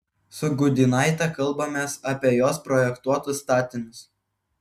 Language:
Lithuanian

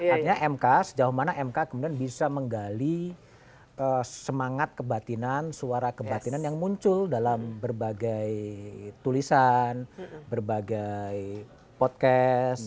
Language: Indonesian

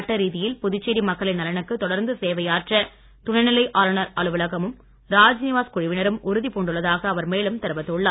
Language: Tamil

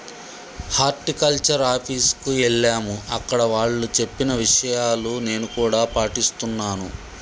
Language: Telugu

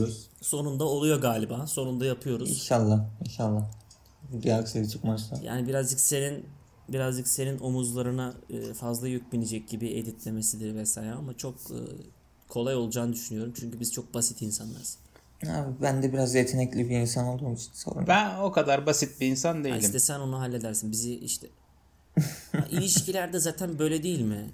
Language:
Turkish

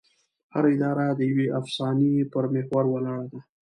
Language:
Pashto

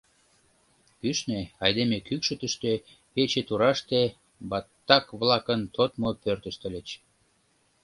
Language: Mari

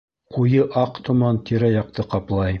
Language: Bashkir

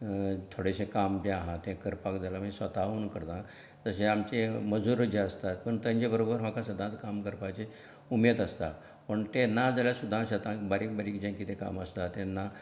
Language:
Konkani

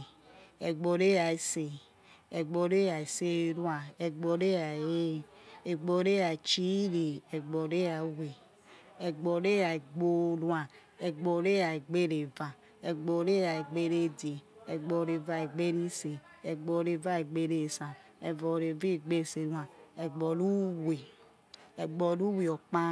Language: Yekhee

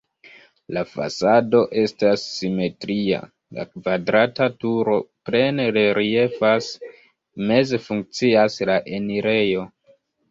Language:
Esperanto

